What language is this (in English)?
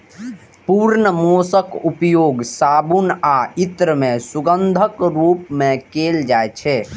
Maithili